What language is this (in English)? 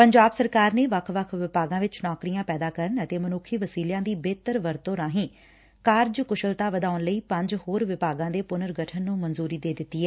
Punjabi